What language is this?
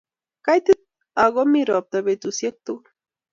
Kalenjin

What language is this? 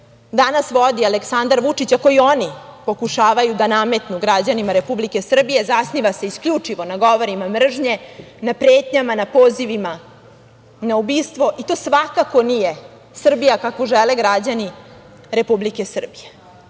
Serbian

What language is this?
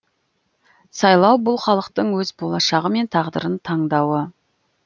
Kazakh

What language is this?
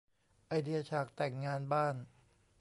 Thai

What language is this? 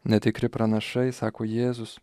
Lithuanian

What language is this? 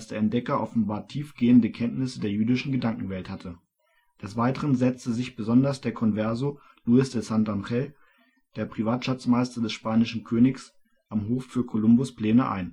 German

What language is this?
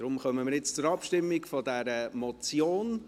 Swiss German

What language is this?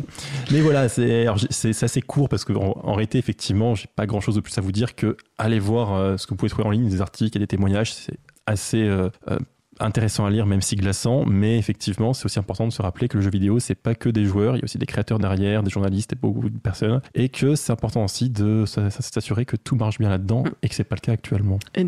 French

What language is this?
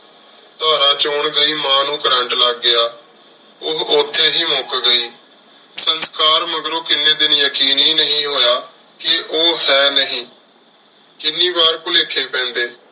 Punjabi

